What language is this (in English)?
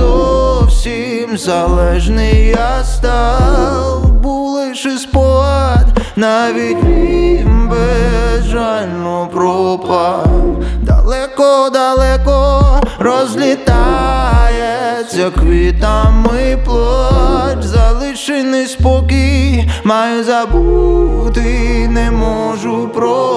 Ukrainian